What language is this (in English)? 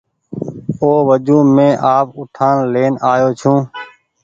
Goaria